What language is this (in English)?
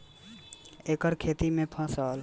Bhojpuri